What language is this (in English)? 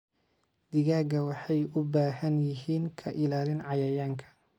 Somali